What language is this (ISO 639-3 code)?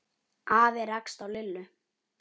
isl